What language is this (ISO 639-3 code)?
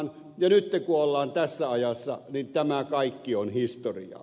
fin